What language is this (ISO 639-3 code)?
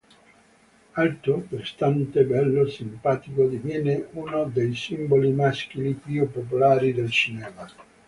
ita